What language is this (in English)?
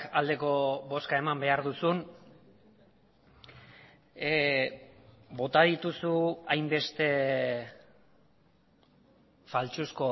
Basque